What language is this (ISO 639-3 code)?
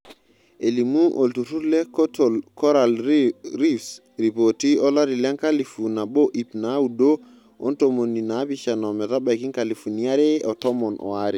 mas